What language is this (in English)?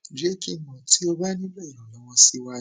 Yoruba